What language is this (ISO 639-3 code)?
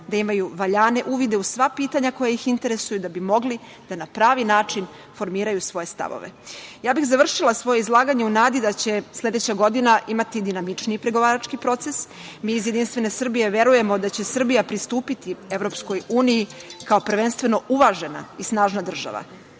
srp